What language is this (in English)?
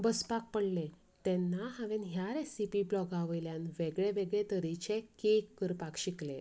Konkani